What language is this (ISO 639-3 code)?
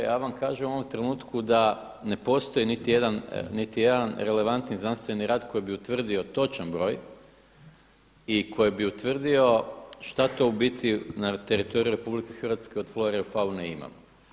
hrv